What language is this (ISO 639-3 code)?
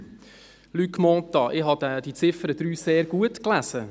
gsw